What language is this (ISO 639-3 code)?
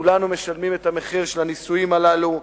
heb